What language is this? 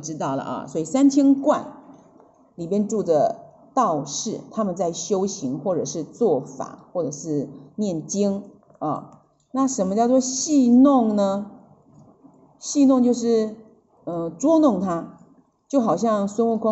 Chinese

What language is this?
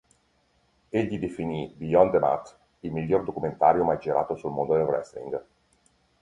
Italian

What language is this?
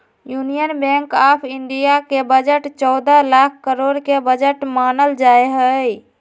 Magahi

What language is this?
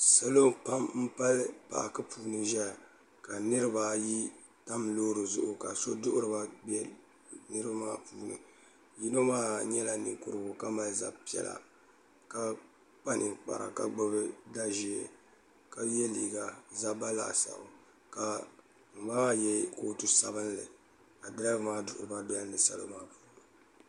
Dagbani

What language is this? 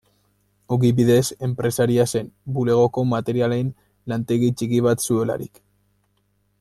Basque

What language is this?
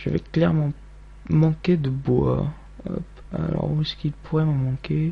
French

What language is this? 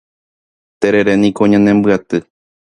Guarani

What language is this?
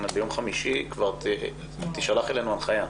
Hebrew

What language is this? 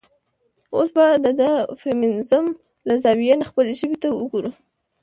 Pashto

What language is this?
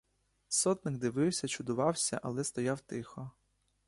Ukrainian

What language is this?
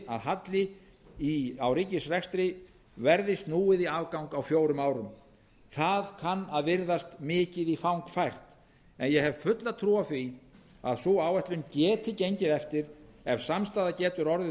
Icelandic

